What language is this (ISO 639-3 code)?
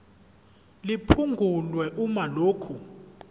zul